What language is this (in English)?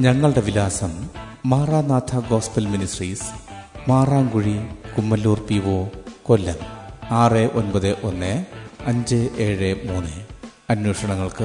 Malayalam